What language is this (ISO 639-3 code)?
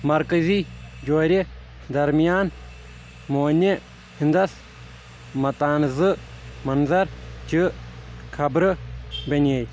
kas